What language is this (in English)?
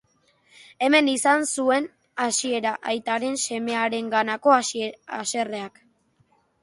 Basque